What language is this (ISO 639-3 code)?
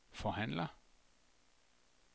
dan